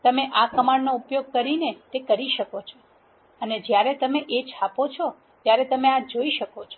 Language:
Gujarati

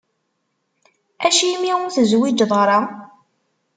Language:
Kabyle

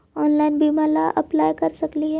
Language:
Magahi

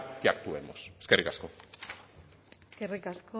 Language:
Basque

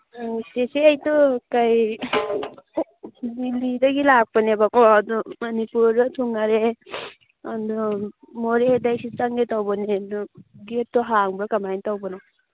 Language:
Manipuri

